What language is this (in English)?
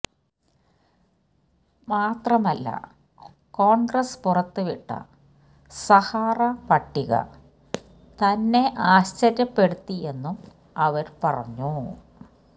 Malayalam